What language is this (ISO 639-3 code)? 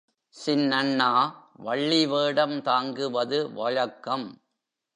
tam